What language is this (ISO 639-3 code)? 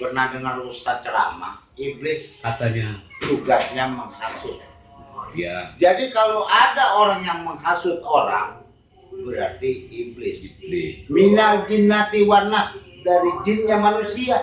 ind